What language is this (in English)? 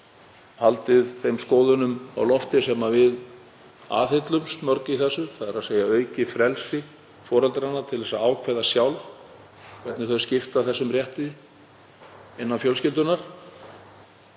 Icelandic